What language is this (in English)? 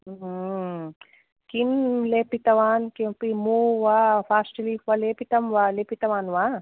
Sanskrit